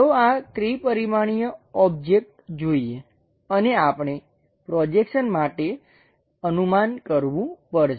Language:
Gujarati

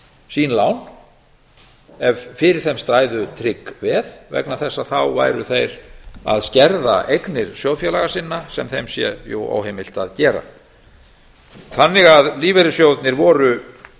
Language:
Icelandic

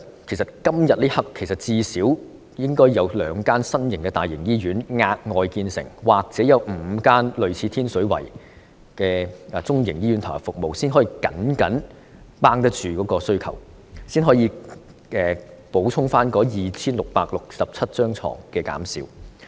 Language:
Cantonese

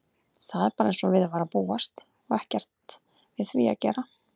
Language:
Icelandic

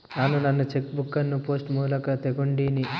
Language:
Kannada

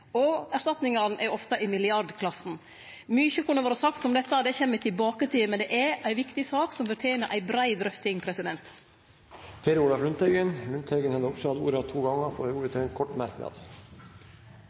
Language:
Norwegian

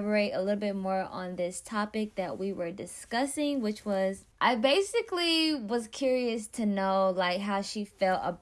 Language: English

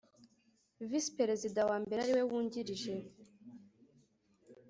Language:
Kinyarwanda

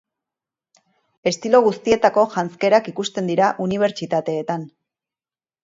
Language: Basque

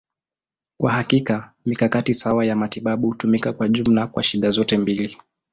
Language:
Swahili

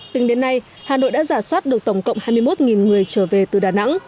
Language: Vietnamese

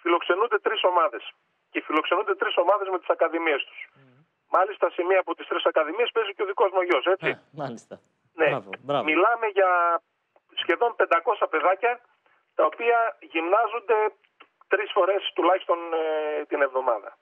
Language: Greek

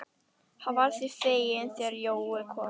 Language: Icelandic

